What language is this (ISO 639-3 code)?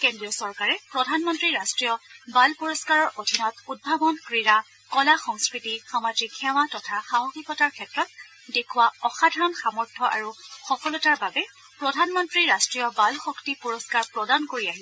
asm